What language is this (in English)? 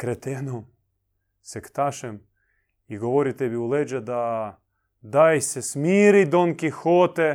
Croatian